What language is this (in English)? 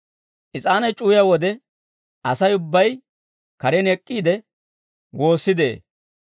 Dawro